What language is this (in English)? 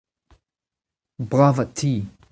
Breton